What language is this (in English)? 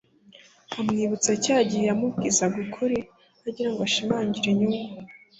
Kinyarwanda